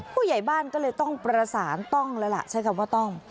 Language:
Thai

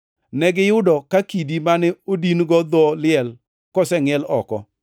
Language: Luo (Kenya and Tanzania)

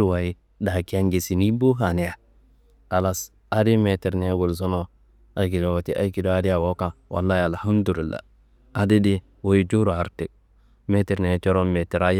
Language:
Kanembu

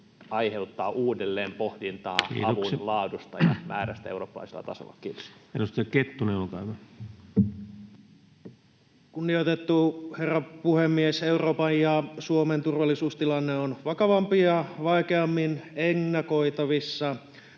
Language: Finnish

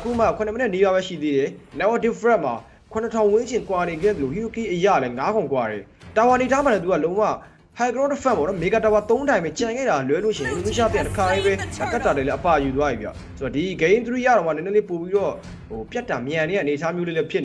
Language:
Thai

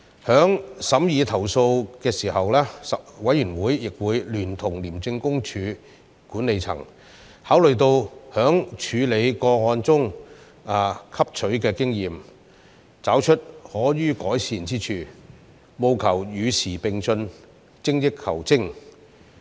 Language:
Cantonese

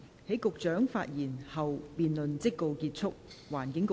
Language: Cantonese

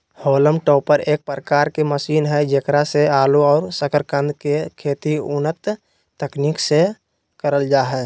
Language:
Magahi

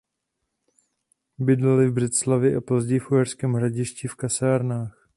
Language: Czech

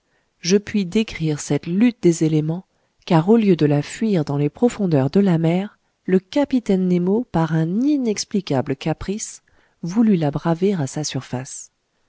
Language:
French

